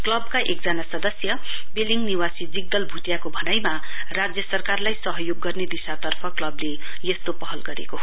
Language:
Nepali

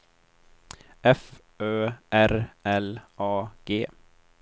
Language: Swedish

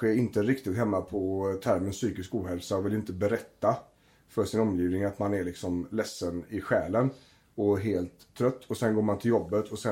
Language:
Swedish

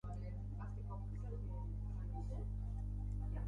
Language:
Basque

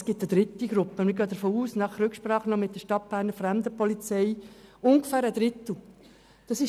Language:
Swiss German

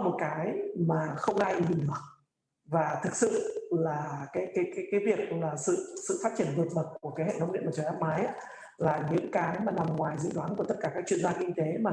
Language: Vietnamese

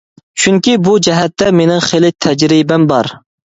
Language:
Uyghur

